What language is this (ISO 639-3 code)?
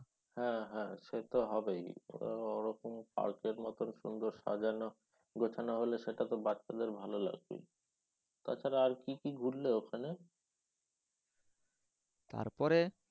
ben